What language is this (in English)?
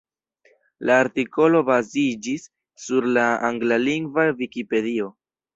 Esperanto